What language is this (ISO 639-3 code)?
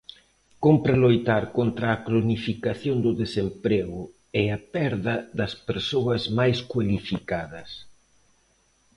glg